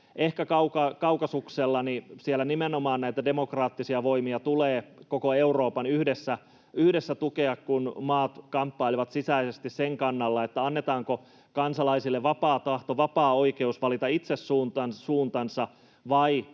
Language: Finnish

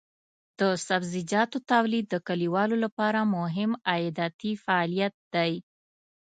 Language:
Pashto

